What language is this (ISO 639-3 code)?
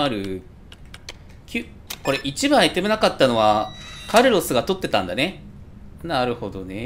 jpn